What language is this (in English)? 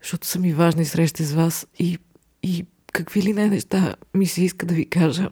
Bulgarian